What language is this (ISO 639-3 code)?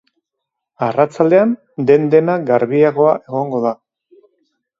eus